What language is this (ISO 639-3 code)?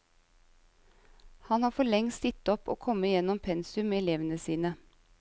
nor